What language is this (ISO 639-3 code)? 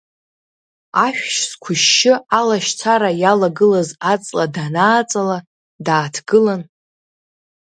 abk